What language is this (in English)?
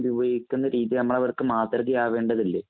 Malayalam